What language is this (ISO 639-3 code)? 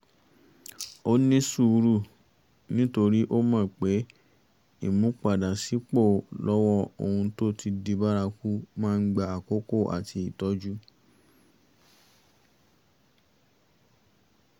yor